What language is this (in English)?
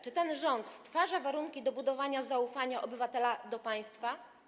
Polish